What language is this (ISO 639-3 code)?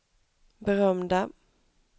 swe